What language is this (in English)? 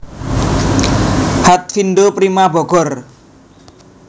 Javanese